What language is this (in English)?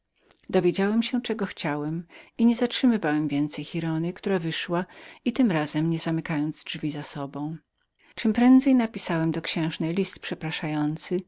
Polish